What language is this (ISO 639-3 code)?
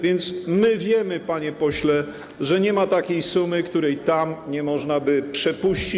pol